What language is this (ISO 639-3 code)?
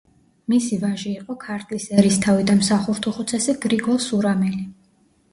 kat